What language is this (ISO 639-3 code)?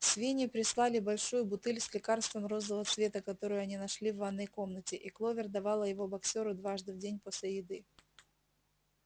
rus